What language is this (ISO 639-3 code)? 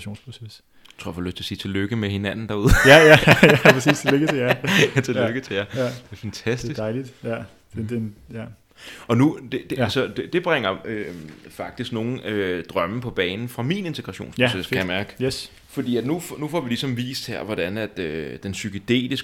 dan